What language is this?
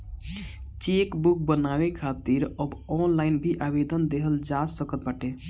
Bhojpuri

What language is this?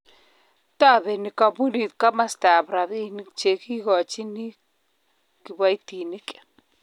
Kalenjin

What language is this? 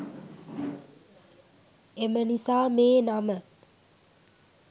Sinhala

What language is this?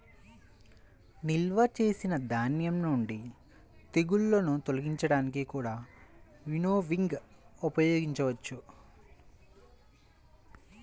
Telugu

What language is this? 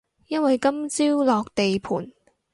Cantonese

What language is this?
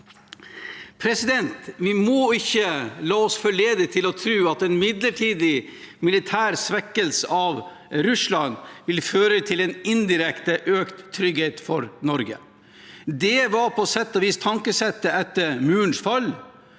Norwegian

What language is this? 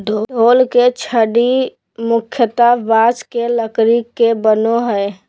Magahi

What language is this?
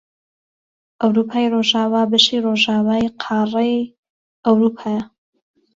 Central Kurdish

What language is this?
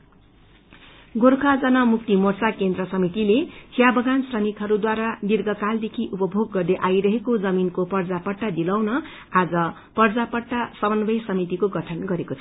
Nepali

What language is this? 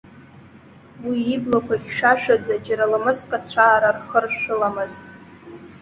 Abkhazian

